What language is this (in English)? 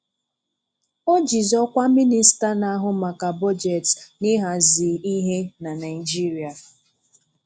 Igbo